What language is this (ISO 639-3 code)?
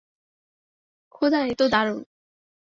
ben